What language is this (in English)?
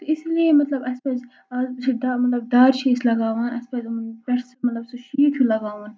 Kashmiri